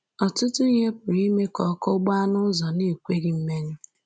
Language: Igbo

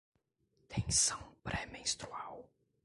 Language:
Portuguese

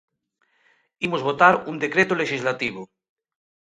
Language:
Galician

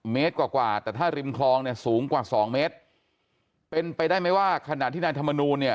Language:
Thai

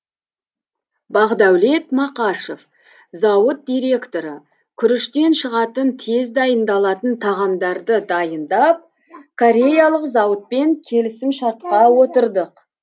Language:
Kazakh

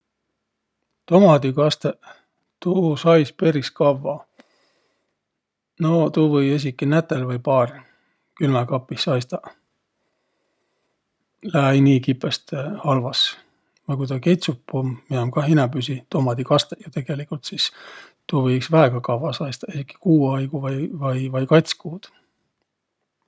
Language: Võro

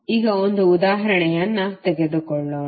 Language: Kannada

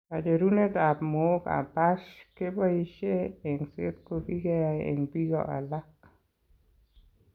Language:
Kalenjin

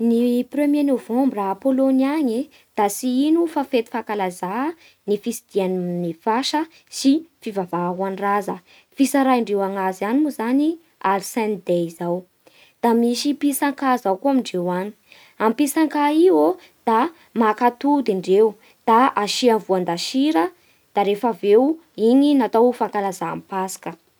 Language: Bara Malagasy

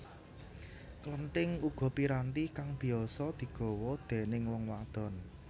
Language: Javanese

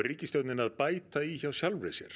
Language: Icelandic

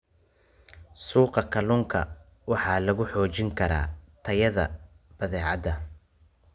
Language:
Somali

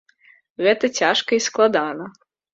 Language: Belarusian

